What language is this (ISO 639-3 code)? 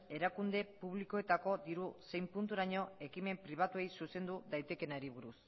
eus